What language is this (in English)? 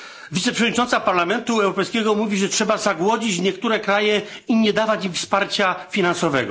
Polish